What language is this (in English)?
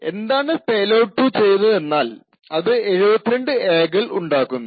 Malayalam